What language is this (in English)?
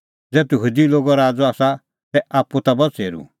Kullu Pahari